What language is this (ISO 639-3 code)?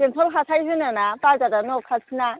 brx